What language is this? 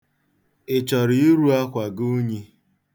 Igbo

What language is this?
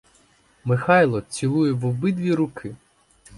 Ukrainian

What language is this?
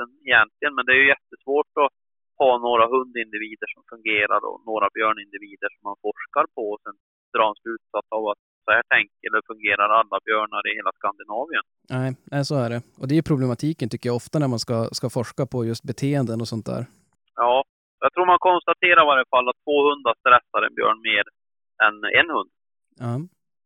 Swedish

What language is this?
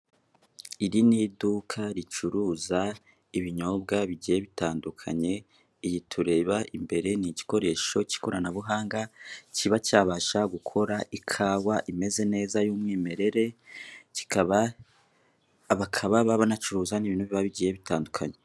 Kinyarwanda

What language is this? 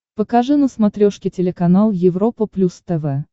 Russian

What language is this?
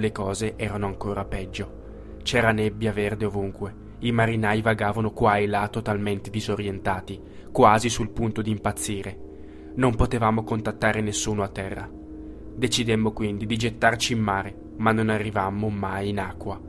Italian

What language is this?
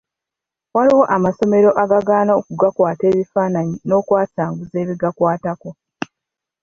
Ganda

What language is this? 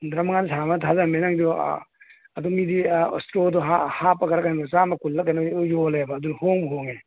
Manipuri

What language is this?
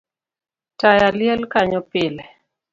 Luo (Kenya and Tanzania)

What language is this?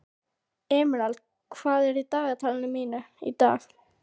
Icelandic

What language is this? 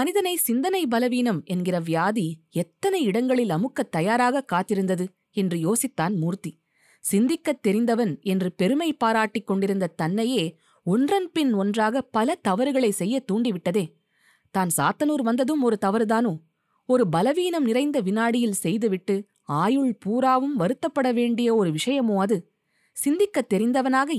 Tamil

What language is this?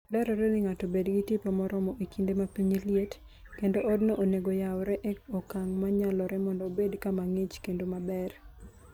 Luo (Kenya and Tanzania)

